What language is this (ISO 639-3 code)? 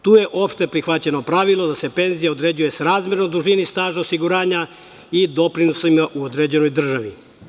srp